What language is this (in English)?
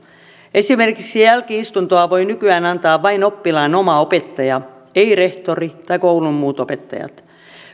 Finnish